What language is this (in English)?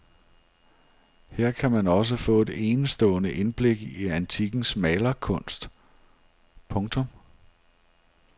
Danish